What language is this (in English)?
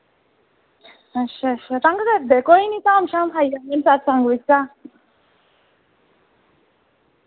Dogri